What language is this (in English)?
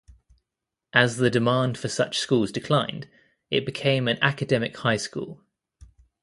English